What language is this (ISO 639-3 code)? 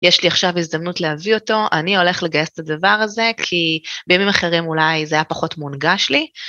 heb